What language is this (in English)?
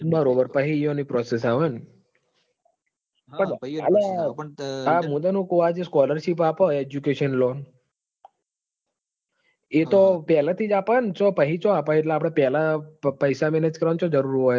Gujarati